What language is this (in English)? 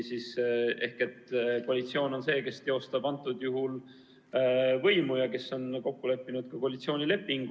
Estonian